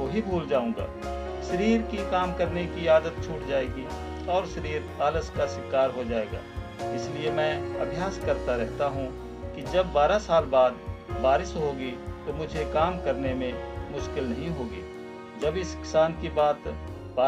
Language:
Hindi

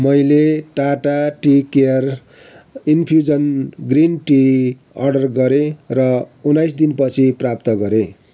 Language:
Nepali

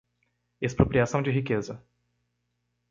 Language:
Portuguese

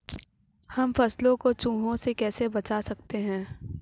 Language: Hindi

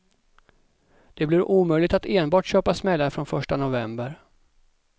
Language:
Swedish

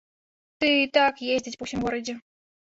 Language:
Belarusian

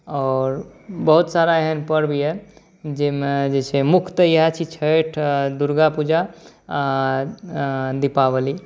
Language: Maithili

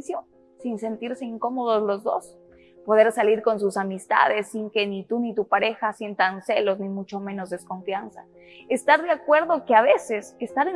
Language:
Spanish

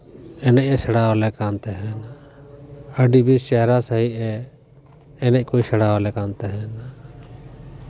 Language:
Santali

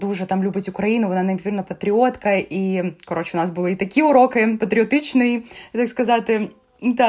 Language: Ukrainian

